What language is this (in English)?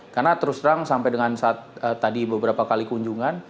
Indonesian